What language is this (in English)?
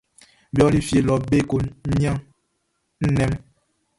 Baoulé